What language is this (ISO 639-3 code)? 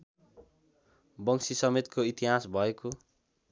nep